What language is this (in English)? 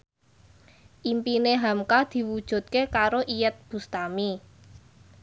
Javanese